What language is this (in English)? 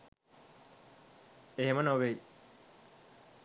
Sinhala